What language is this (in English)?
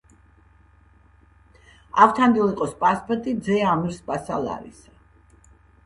Georgian